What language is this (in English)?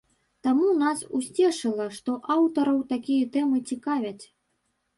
Belarusian